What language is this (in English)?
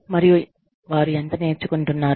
Telugu